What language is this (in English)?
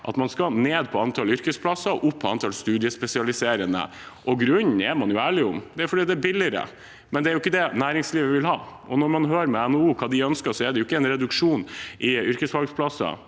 Norwegian